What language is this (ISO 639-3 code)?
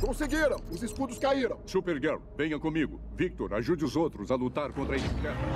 por